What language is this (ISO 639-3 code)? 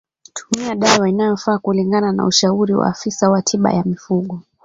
swa